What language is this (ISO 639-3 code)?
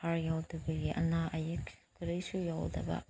mni